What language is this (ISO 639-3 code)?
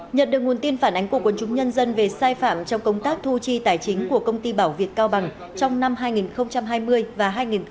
vie